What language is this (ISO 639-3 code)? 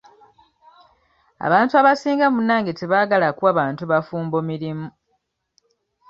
lug